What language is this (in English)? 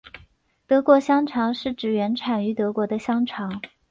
Chinese